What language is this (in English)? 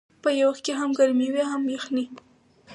Pashto